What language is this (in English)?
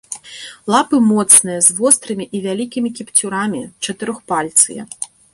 Belarusian